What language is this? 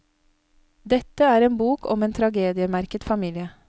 Norwegian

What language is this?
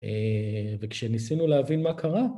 Hebrew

